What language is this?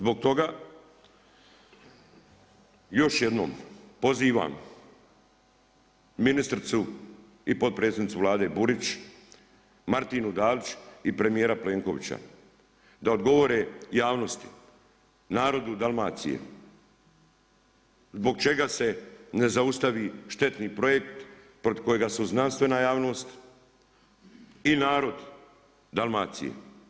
Croatian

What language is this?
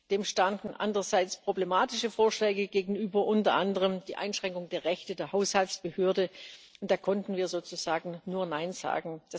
German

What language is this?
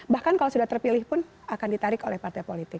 Indonesian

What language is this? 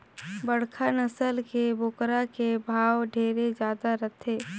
Chhattisgarhi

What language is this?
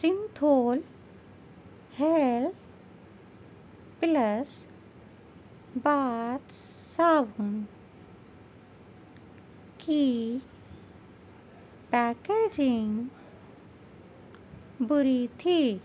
Urdu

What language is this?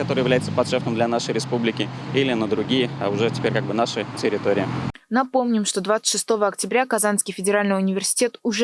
Russian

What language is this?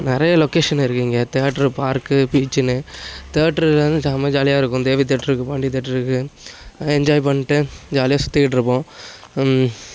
Tamil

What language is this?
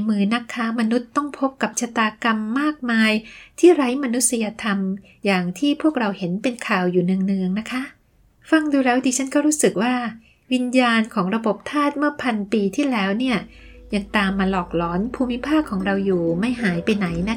Thai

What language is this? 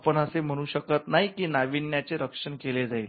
Marathi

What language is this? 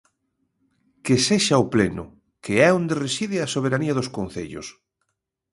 Galician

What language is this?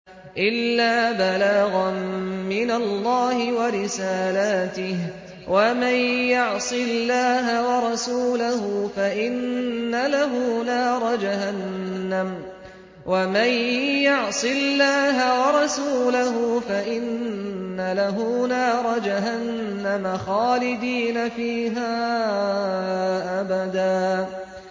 Arabic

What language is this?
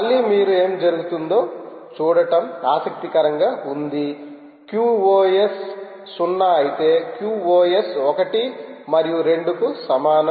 Telugu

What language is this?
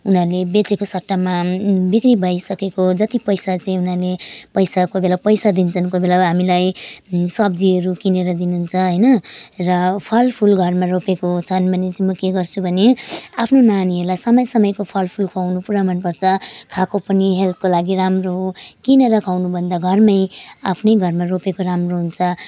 Nepali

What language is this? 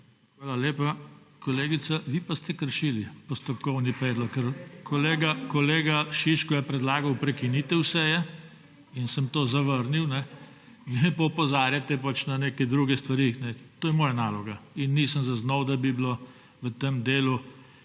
Slovenian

